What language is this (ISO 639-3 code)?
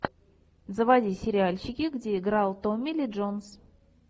rus